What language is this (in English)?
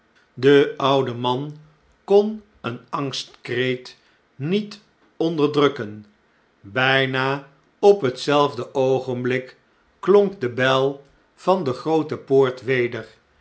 Dutch